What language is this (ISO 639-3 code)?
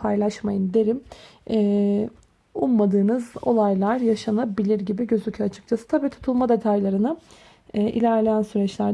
tur